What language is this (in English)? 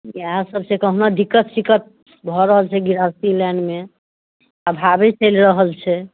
Maithili